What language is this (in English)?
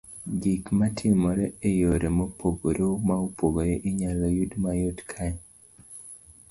Luo (Kenya and Tanzania)